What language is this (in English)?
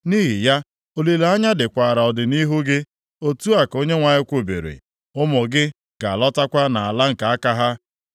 Igbo